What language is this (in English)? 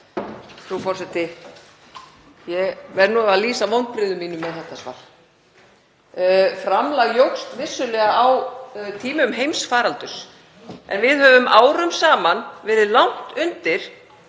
Icelandic